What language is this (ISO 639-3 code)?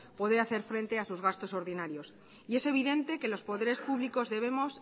spa